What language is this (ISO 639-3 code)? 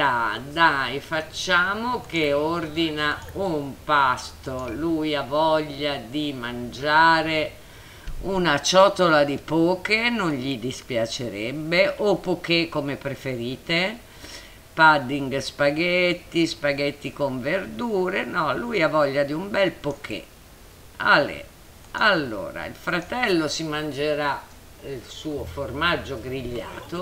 ita